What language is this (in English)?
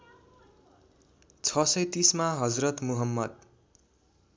Nepali